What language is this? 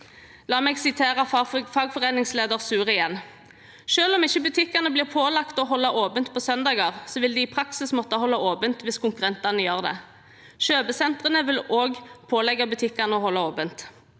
Norwegian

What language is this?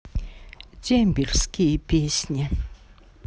Russian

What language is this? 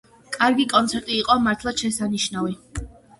Georgian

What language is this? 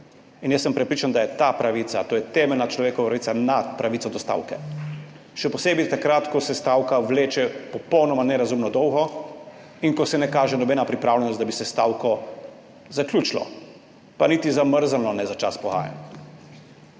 Slovenian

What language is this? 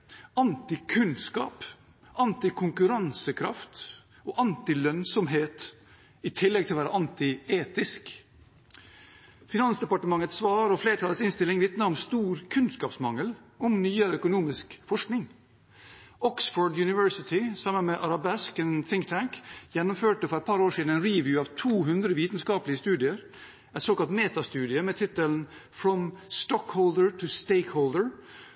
Norwegian Bokmål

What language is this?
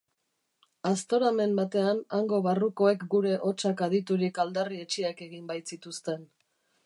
Basque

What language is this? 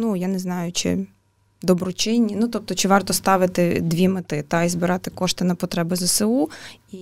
Ukrainian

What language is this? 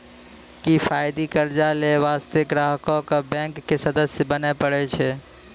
Maithili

